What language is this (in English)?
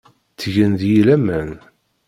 Kabyle